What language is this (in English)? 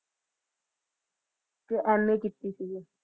Punjabi